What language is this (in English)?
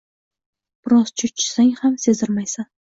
Uzbek